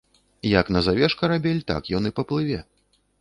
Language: Belarusian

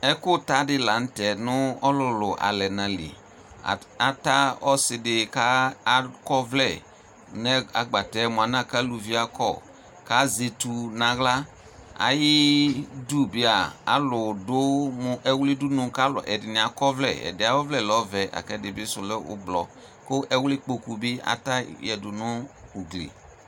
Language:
Ikposo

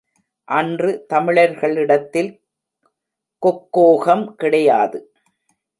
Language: Tamil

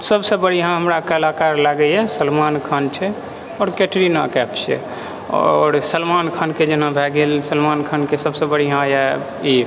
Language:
Maithili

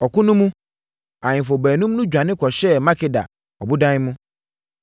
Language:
Akan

